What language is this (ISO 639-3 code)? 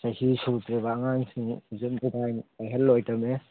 mni